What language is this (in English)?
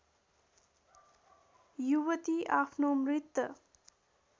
Nepali